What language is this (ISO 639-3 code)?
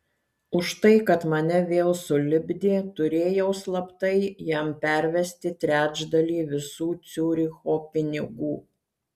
lit